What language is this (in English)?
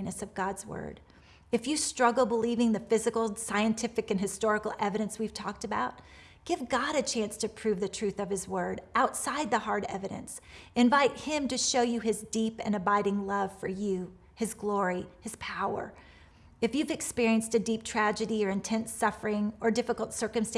English